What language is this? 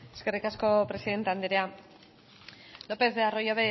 Basque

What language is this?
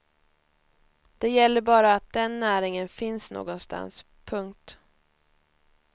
Swedish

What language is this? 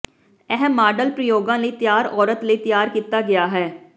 Punjabi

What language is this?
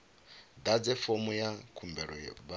Venda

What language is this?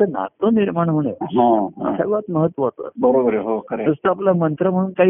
Marathi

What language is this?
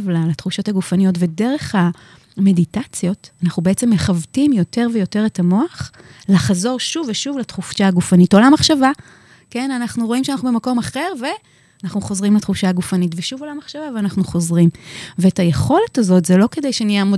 Hebrew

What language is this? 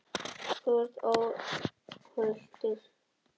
Icelandic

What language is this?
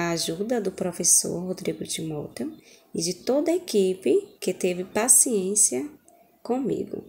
Portuguese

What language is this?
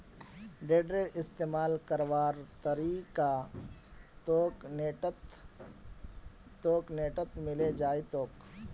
Magahi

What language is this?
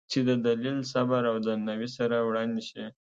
Pashto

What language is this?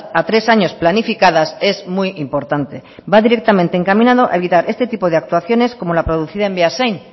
Spanish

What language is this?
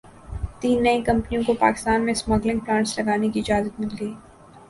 Urdu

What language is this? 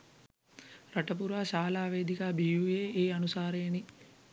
Sinhala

